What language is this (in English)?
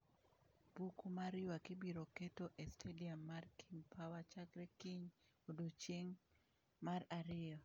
Luo (Kenya and Tanzania)